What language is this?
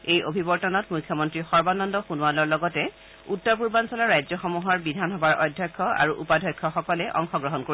Assamese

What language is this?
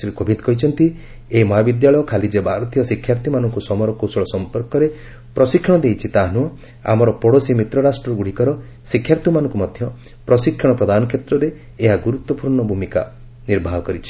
Odia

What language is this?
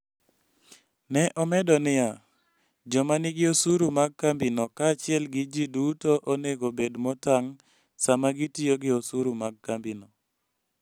Luo (Kenya and Tanzania)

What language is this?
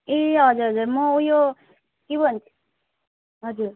Nepali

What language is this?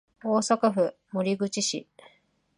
Japanese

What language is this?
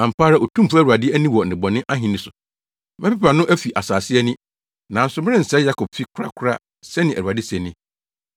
Akan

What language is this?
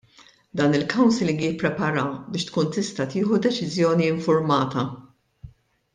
Maltese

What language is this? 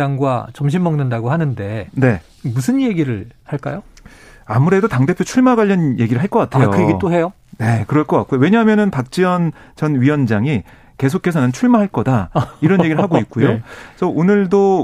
Korean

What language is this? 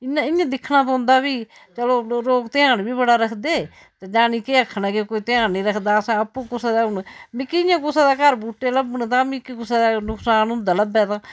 Dogri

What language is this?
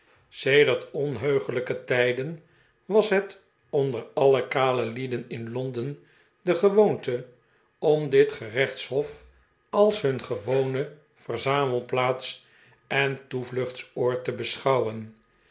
Dutch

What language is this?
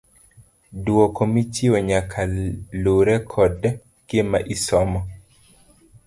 Luo (Kenya and Tanzania)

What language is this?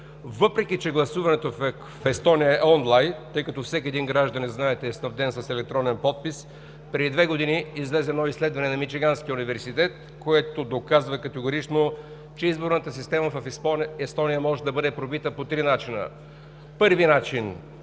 Bulgarian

